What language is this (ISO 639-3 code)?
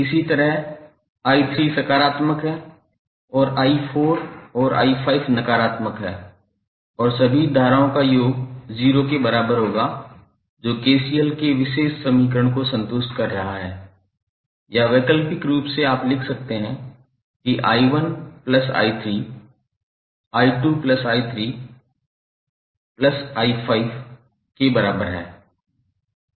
hin